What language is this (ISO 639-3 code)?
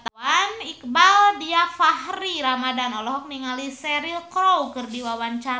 sun